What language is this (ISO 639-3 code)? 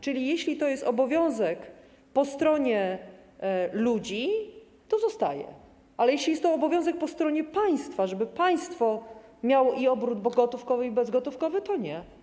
pol